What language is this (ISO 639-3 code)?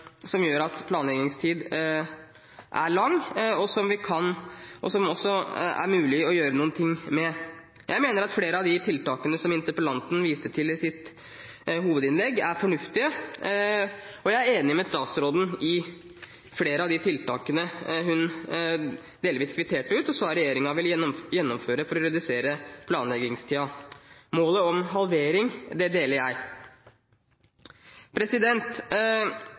nob